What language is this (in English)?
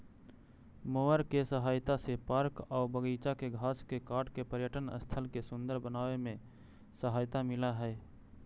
Magahi